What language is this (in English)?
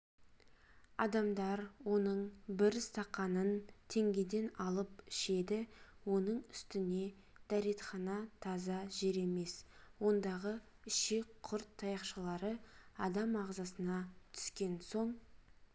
Kazakh